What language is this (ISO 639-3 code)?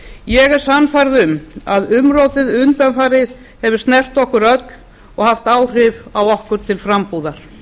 isl